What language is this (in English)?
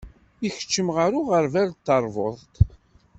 Kabyle